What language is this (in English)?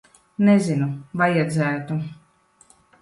Latvian